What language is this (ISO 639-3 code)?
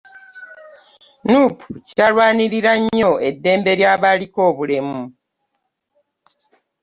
lug